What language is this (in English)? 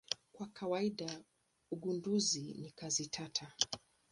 Swahili